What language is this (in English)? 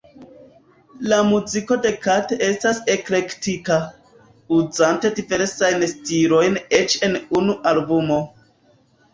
Esperanto